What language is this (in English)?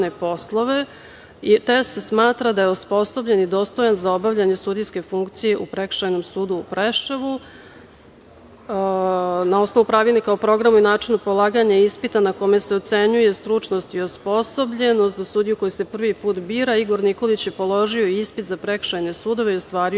Serbian